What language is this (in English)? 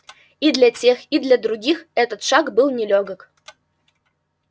Russian